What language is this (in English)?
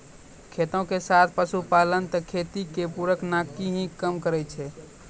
Maithili